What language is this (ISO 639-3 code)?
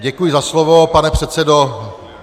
ces